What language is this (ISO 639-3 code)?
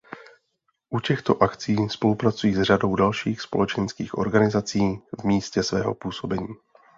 ces